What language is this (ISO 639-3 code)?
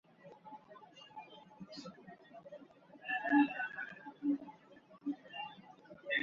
uzb